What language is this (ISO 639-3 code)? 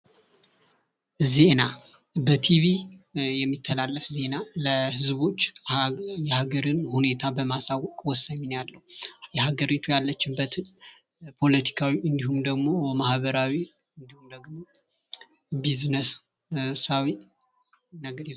amh